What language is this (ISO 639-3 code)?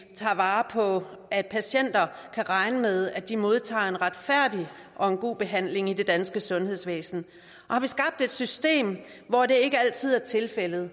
dan